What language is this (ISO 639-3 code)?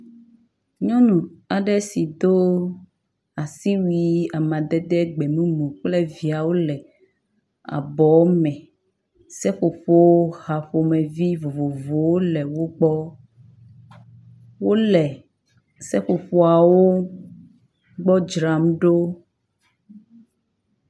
ewe